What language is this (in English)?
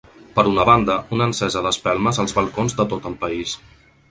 Catalan